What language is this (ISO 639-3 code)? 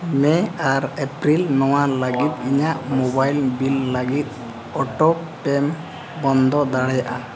sat